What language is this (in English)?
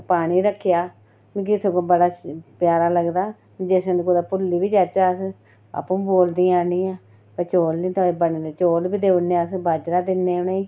Dogri